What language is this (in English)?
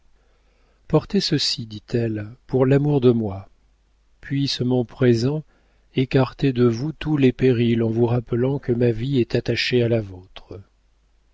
French